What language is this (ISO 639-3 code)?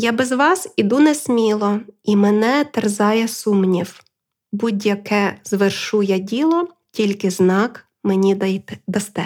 ukr